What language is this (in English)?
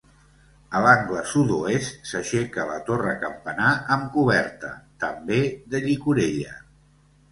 Catalan